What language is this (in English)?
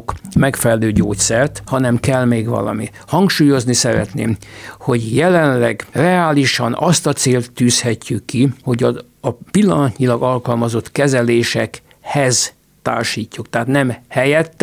Hungarian